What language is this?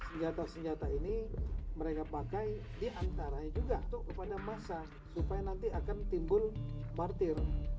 Indonesian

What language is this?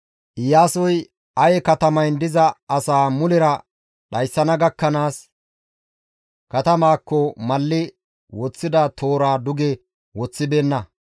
Gamo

